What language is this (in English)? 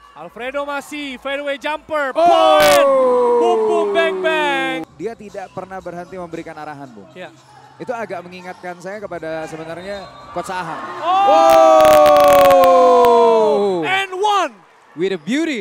Indonesian